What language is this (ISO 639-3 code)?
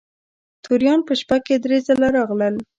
pus